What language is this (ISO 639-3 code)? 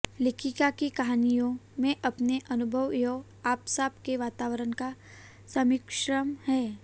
hin